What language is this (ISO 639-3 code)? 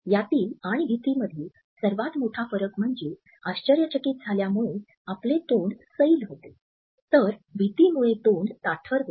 mar